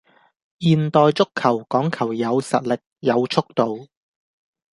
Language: Cantonese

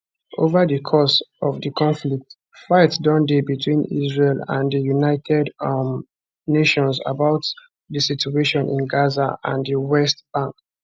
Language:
Nigerian Pidgin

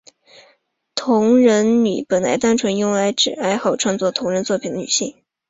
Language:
Chinese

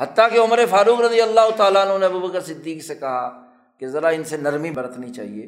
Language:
Urdu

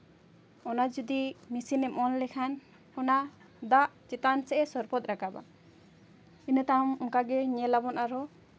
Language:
Santali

